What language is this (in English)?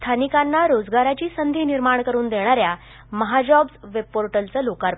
Marathi